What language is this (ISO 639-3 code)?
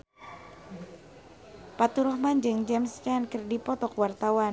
sun